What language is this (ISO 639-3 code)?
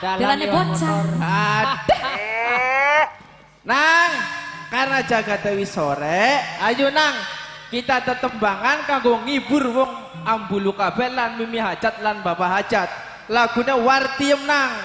ind